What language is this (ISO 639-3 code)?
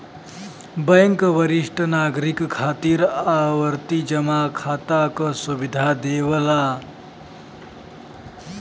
bho